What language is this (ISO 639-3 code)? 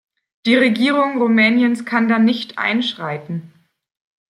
deu